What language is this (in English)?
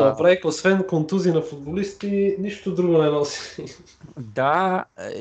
Bulgarian